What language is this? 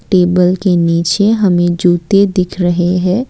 Hindi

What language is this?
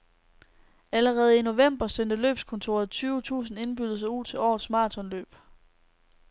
Danish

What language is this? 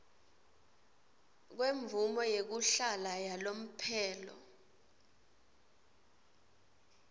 Swati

